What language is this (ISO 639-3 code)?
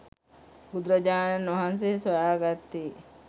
sin